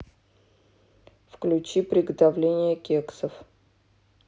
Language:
Russian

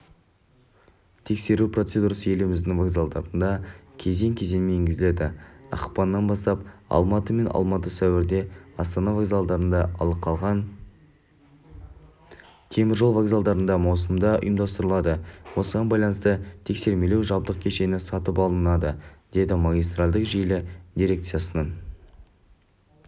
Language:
Kazakh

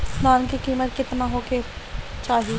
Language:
Bhojpuri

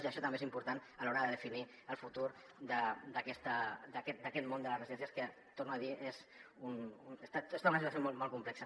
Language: Catalan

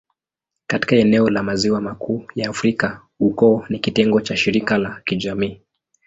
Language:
Swahili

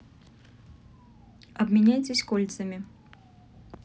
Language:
Russian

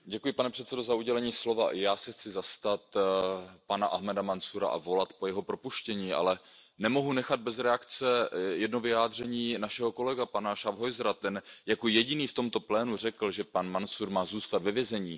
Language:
Czech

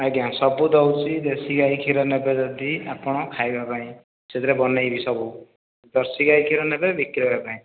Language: Odia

